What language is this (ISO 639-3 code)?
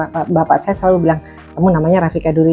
ind